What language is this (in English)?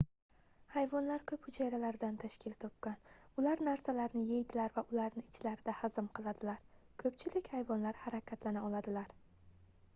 Uzbek